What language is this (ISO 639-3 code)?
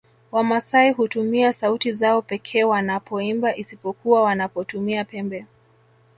swa